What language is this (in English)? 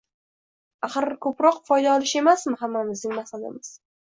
Uzbek